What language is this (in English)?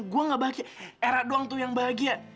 Indonesian